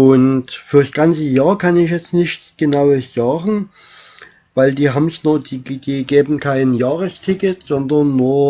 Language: German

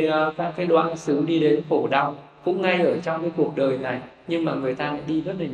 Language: Vietnamese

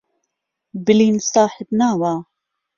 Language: Central Kurdish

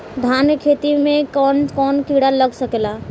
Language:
Bhojpuri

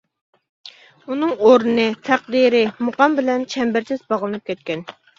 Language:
Uyghur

